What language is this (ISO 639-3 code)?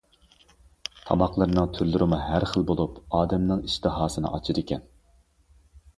uig